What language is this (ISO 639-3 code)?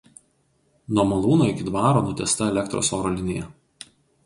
lit